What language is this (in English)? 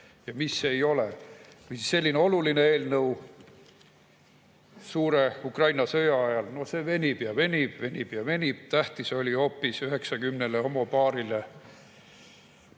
Estonian